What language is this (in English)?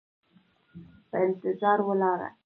Pashto